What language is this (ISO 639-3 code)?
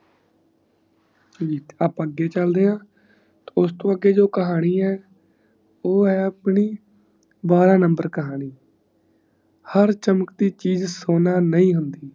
pan